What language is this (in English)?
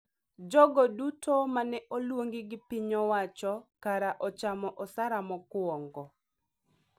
Luo (Kenya and Tanzania)